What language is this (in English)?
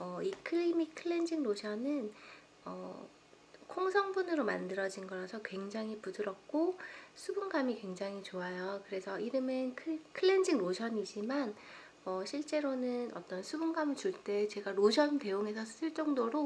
Korean